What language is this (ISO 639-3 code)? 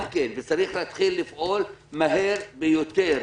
heb